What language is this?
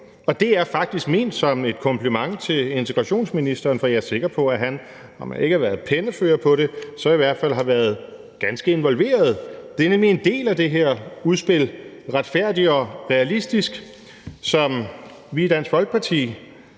Danish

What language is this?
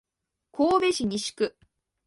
Japanese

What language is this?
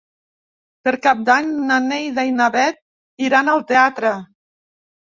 Catalan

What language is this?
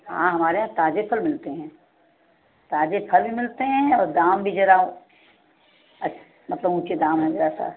Hindi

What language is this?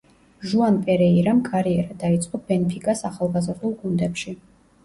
Georgian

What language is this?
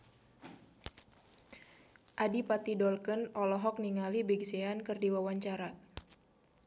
Sundanese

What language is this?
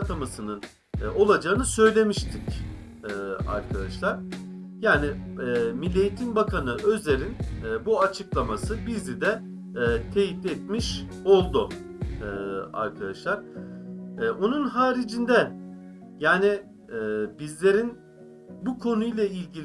Turkish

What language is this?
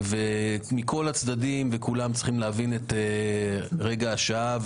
Hebrew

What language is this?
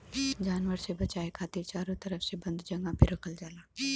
Bhojpuri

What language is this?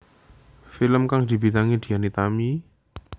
Javanese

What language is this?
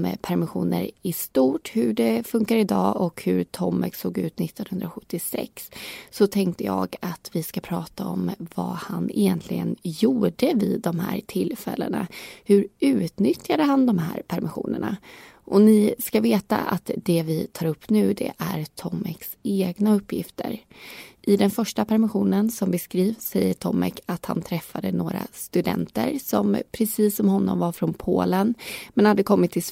Swedish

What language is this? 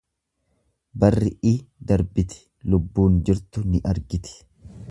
Oromo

